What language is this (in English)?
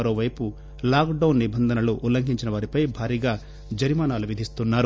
Telugu